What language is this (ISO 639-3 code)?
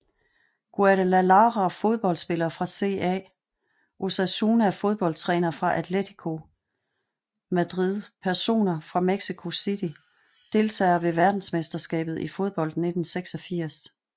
dan